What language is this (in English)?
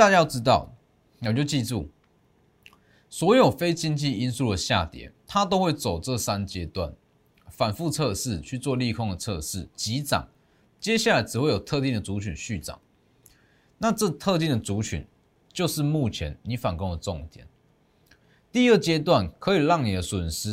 Chinese